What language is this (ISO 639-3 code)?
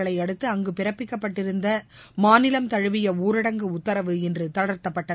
tam